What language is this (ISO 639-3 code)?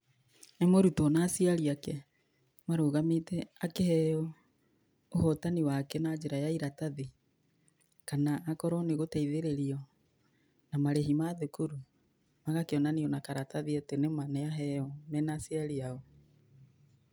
kik